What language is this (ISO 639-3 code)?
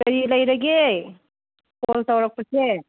mni